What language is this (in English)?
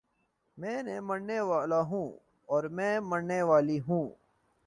Urdu